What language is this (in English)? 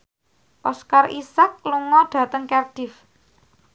Javanese